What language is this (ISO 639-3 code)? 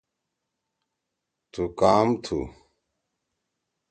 trw